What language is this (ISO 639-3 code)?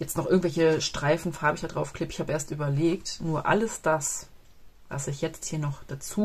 deu